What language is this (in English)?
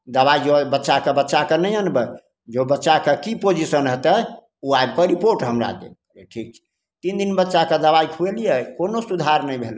Maithili